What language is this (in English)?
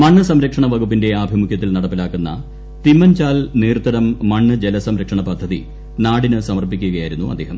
Malayalam